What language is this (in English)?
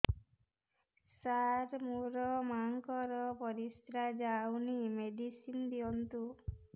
Odia